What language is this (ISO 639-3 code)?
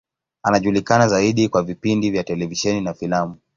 swa